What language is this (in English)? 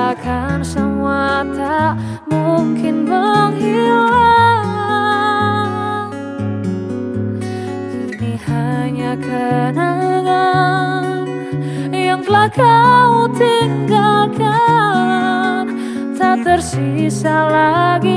Indonesian